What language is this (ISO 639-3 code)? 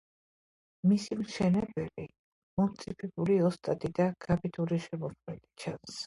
kat